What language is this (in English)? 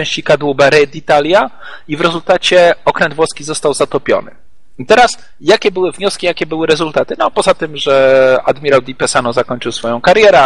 Polish